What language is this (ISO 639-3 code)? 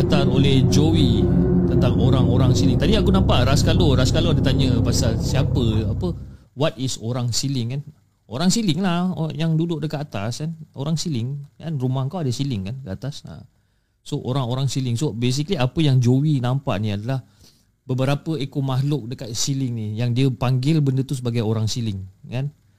msa